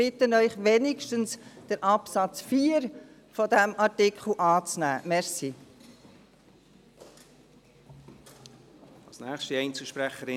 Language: Swiss German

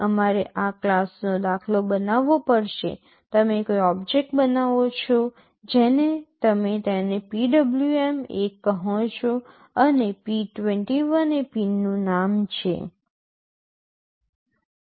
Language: Gujarati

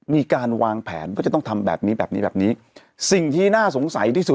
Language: Thai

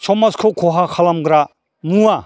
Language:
Bodo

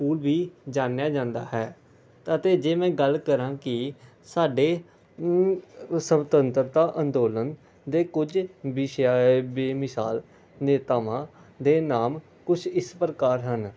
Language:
Punjabi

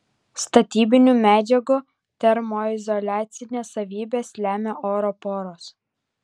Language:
Lithuanian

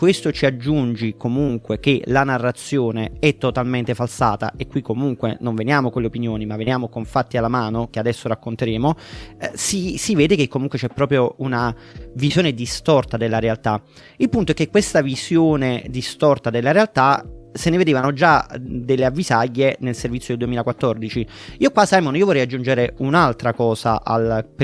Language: Italian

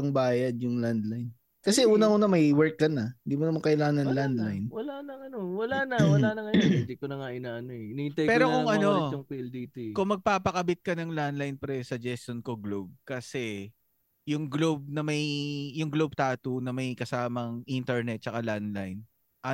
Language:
Filipino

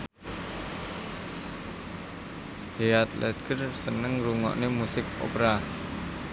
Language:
Javanese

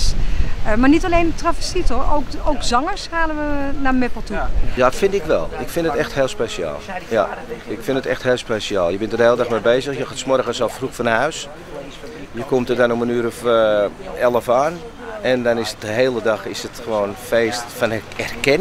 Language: Dutch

